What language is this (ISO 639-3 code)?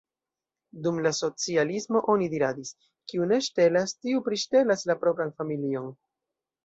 epo